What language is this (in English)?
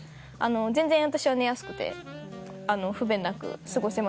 Japanese